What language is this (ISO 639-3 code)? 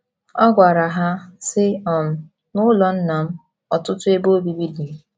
ibo